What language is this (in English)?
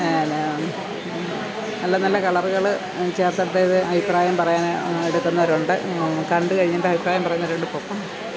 Malayalam